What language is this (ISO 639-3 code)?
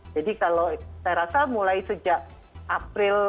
ind